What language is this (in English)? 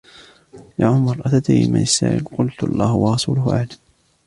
Arabic